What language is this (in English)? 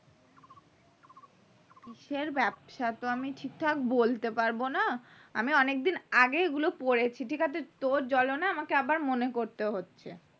Bangla